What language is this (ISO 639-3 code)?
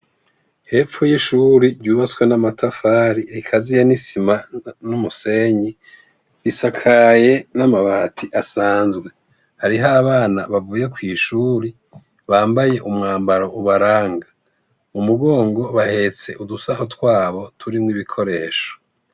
run